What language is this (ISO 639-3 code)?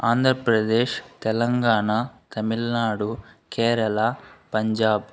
tel